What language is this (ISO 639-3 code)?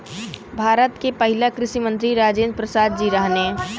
bho